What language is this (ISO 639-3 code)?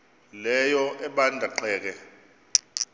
xho